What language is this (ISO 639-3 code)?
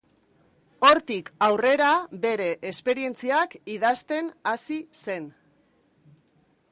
eus